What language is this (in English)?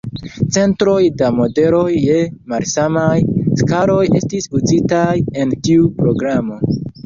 Esperanto